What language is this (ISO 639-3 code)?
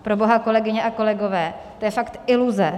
ces